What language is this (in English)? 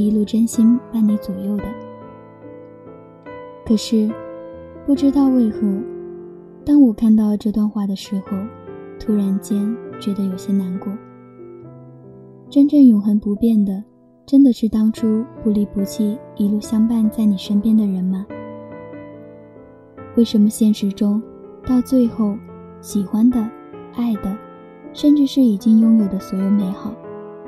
Chinese